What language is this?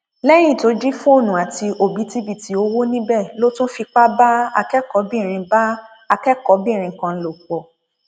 Yoruba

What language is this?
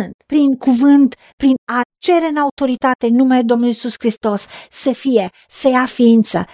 Romanian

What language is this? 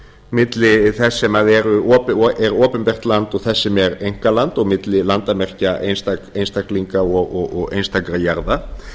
Icelandic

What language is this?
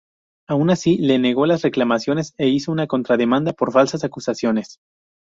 Spanish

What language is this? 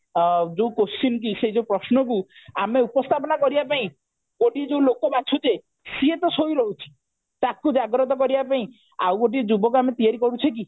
Odia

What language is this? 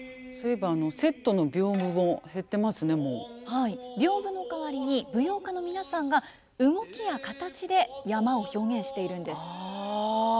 Japanese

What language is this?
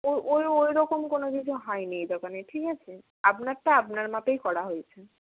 Bangla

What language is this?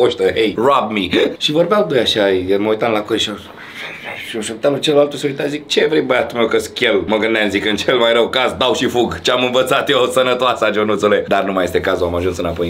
Romanian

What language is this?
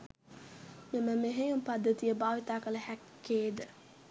Sinhala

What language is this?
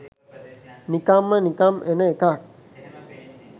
Sinhala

